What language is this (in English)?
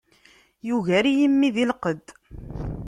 Kabyle